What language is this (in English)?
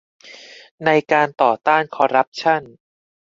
Thai